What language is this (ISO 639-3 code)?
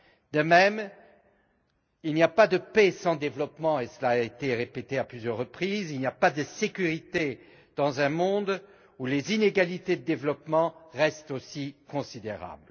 fra